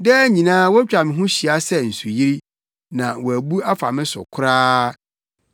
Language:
Akan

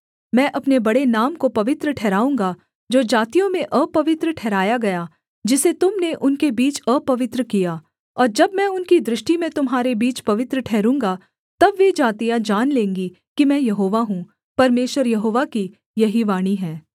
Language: Hindi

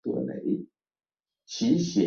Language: Chinese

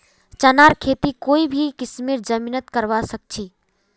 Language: Magahi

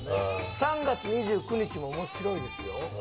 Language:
Japanese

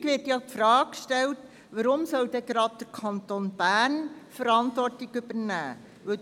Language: Swiss German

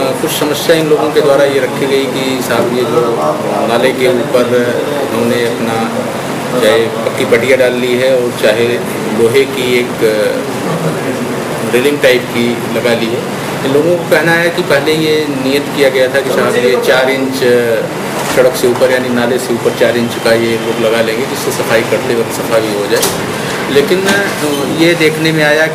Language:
Hindi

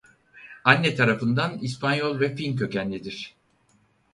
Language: Turkish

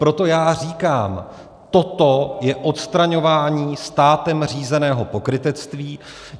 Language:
Czech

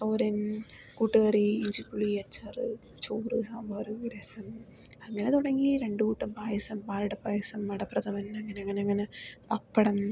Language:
Malayalam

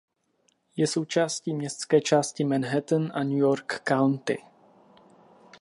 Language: Czech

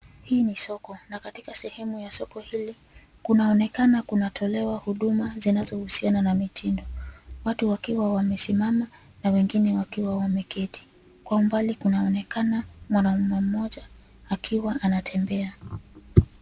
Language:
Swahili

